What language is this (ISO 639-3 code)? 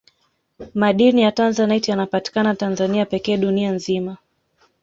swa